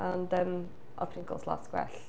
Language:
Welsh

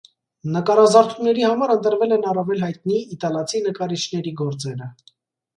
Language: Armenian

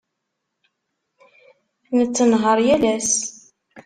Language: Kabyle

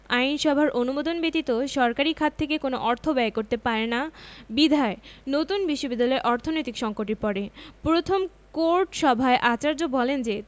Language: Bangla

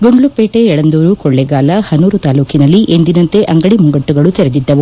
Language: Kannada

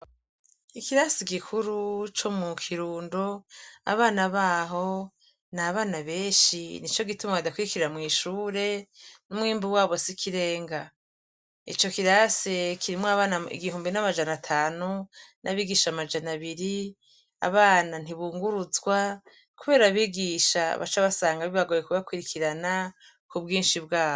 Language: Rundi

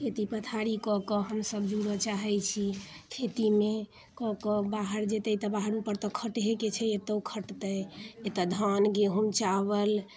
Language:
Maithili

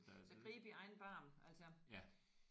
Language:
Danish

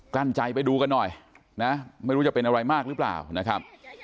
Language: Thai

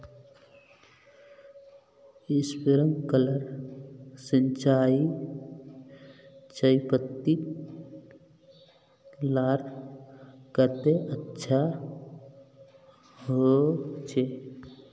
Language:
Magahi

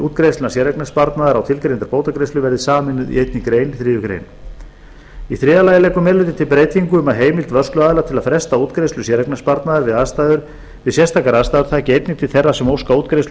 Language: Icelandic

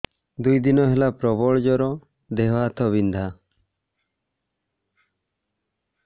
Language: Odia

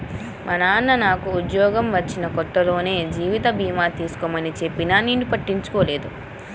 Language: Telugu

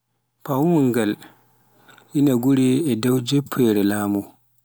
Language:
Pular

